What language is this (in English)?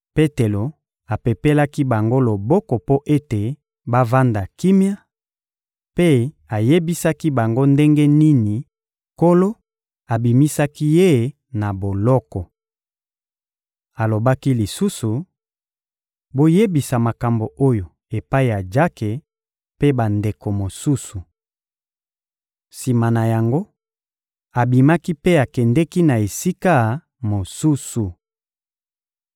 Lingala